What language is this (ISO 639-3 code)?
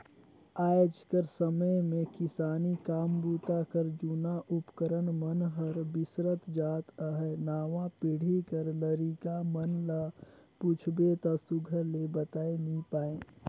hne